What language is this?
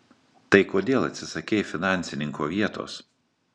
Lithuanian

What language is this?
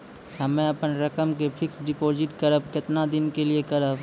Maithili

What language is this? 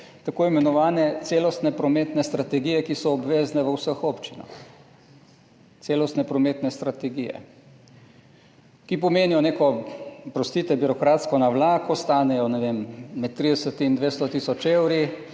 Slovenian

